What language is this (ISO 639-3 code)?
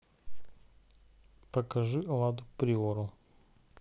rus